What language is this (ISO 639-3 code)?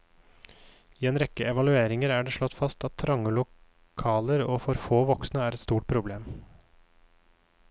nor